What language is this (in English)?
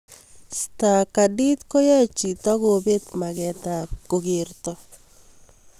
Kalenjin